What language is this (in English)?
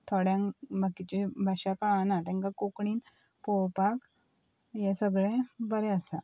Konkani